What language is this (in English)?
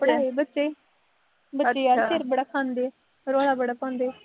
Punjabi